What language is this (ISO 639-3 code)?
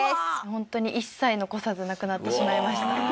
jpn